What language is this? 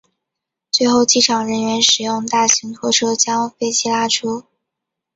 Chinese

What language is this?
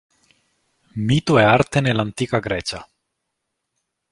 Italian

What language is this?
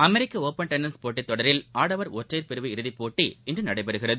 Tamil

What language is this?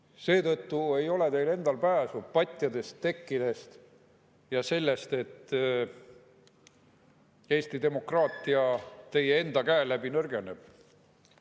Estonian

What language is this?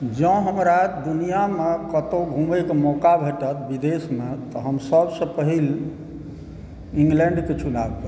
Maithili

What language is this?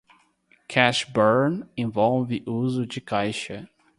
Portuguese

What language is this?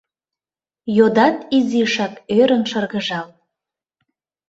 Mari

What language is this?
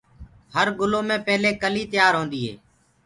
Gurgula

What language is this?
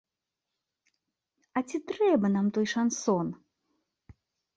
Belarusian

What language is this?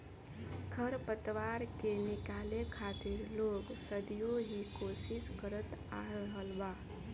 Bhojpuri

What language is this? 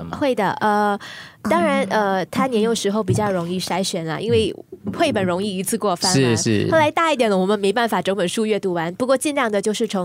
Chinese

